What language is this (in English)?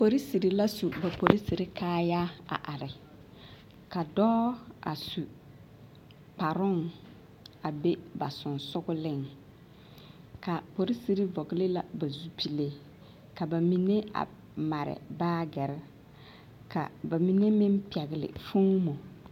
Southern Dagaare